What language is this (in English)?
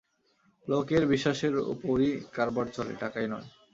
Bangla